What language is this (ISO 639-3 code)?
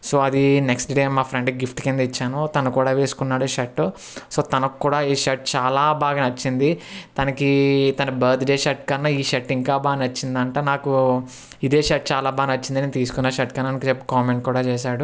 tel